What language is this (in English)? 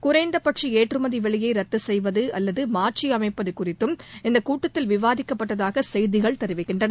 Tamil